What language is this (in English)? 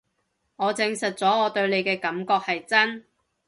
Cantonese